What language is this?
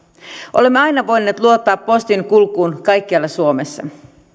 Finnish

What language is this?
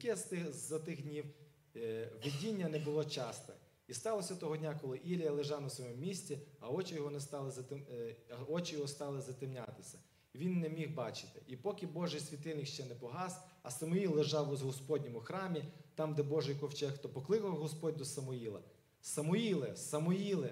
Ukrainian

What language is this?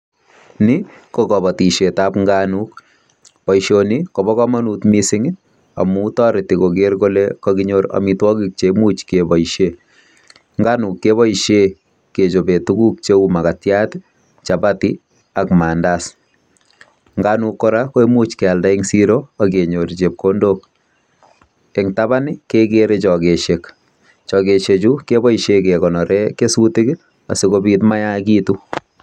Kalenjin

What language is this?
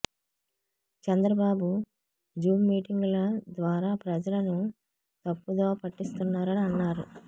Telugu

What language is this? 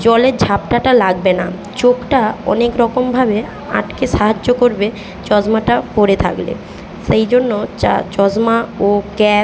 Bangla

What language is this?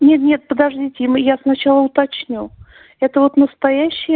Russian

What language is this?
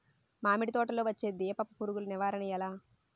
Telugu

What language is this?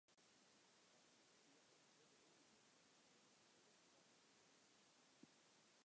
Western Frisian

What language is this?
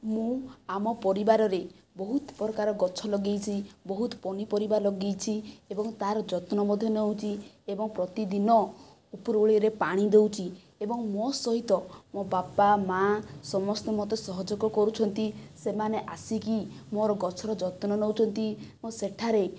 Odia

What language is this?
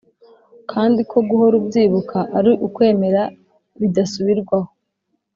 Kinyarwanda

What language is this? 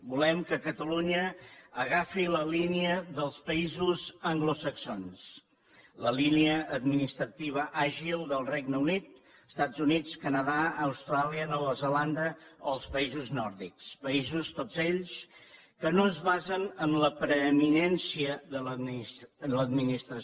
Catalan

